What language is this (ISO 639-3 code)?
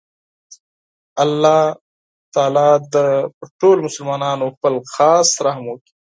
pus